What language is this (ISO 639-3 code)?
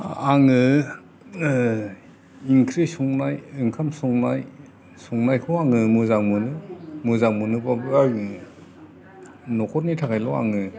brx